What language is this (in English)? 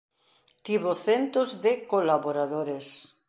Galician